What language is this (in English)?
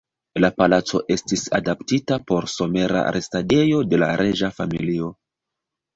Esperanto